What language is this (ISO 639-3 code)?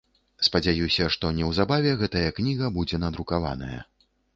bel